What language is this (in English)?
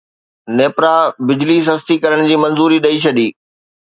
Sindhi